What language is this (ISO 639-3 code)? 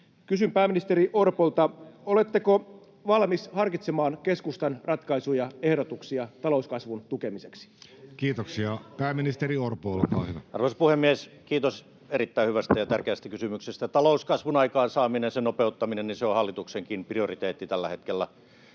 fin